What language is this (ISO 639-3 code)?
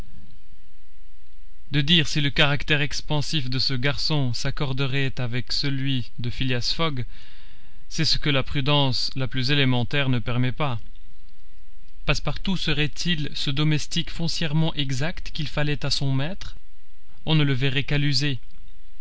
fra